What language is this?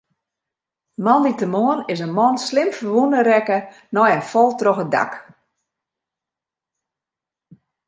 Western Frisian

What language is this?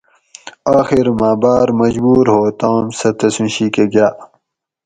Gawri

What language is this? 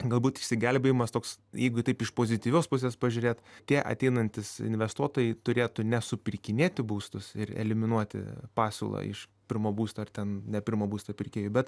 Lithuanian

